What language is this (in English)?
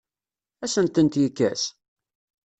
Kabyle